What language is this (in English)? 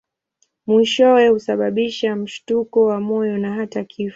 Swahili